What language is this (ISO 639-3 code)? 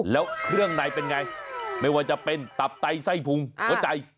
tha